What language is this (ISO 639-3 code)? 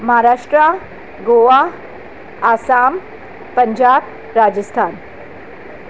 snd